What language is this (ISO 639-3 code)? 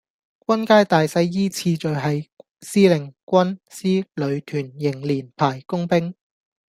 yue